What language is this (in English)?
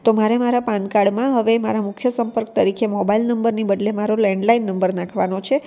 Gujarati